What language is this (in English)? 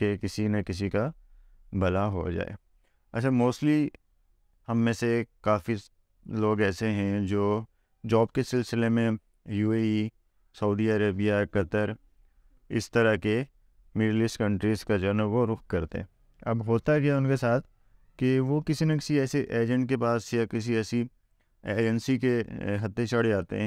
Hindi